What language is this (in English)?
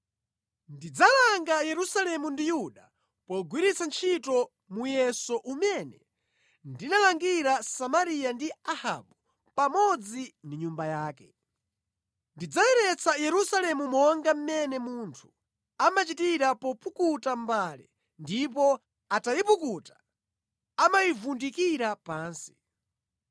Nyanja